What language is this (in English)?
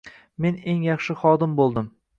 Uzbek